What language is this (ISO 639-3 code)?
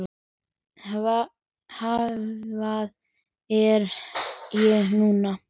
isl